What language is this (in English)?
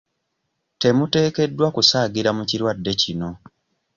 Ganda